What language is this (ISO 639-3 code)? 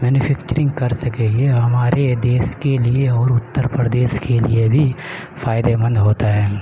urd